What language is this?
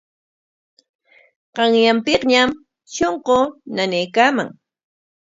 Corongo Ancash Quechua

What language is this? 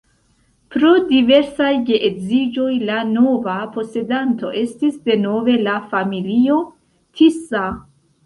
Esperanto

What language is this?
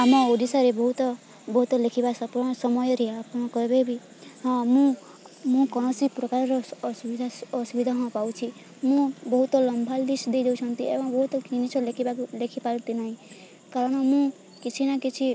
Odia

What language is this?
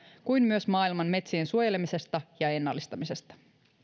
Finnish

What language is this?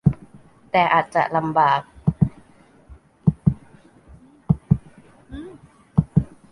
Thai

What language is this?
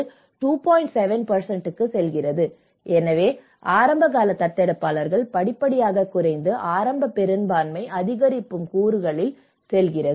Tamil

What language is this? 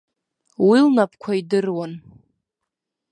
Abkhazian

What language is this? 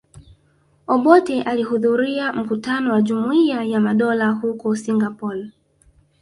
Swahili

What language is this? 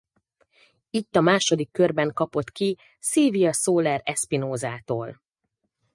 Hungarian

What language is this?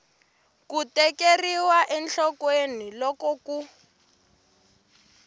Tsonga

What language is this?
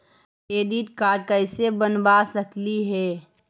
Magahi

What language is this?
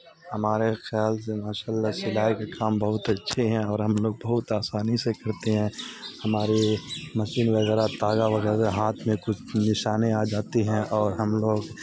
Urdu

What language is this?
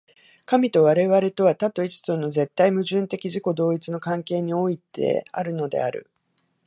Japanese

